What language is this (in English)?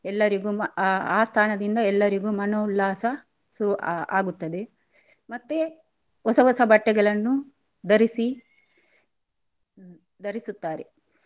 Kannada